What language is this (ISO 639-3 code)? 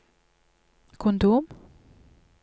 nor